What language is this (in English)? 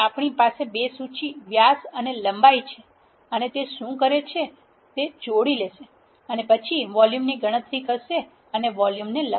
Gujarati